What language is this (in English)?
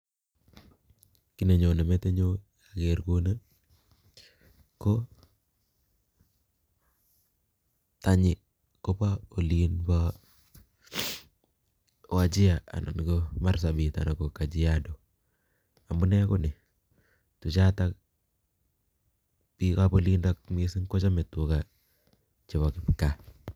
Kalenjin